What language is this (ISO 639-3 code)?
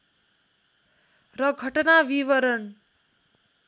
nep